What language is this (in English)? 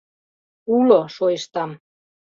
Mari